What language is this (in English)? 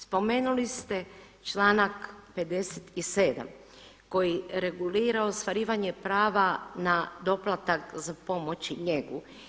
Croatian